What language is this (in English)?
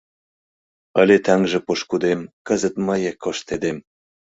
Mari